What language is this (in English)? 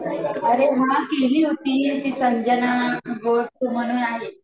Marathi